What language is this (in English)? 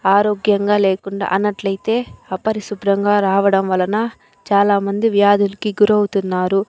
Telugu